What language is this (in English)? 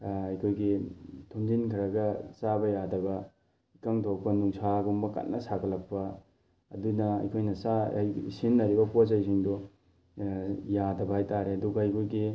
Manipuri